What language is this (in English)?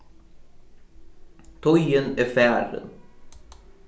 Faroese